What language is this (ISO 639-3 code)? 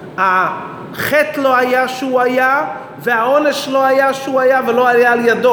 heb